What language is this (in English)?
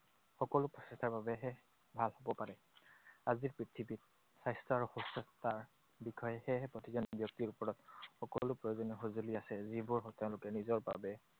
Assamese